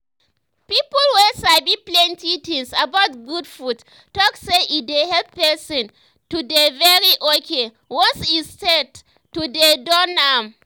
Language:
Nigerian Pidgin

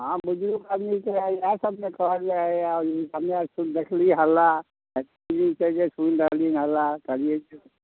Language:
Maithili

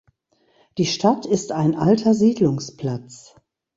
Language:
German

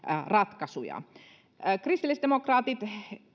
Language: Finnish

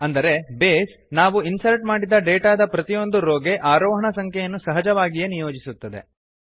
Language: Kannada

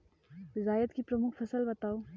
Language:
Hindi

